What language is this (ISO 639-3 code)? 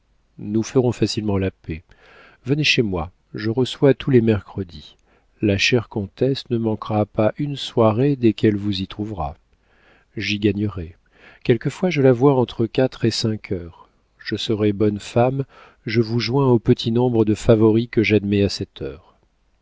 fra